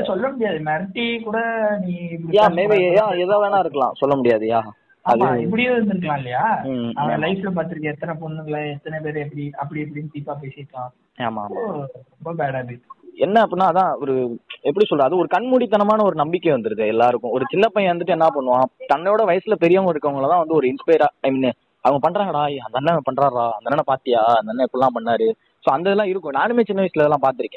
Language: Tamil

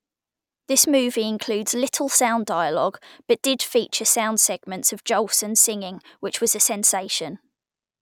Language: English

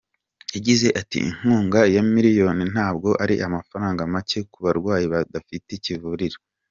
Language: Kinyarwanda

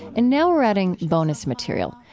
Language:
English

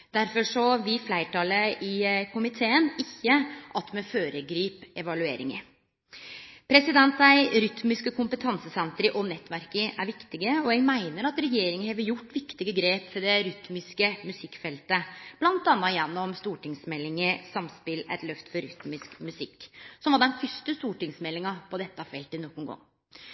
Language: Norwegian Nynorsk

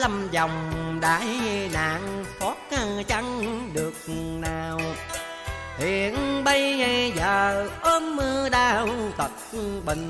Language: Vietnamese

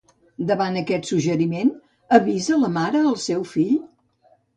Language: Catalan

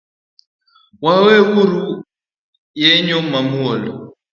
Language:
Luo (Kenya and Tanzania)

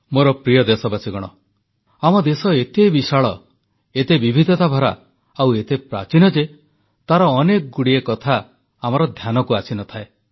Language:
Odia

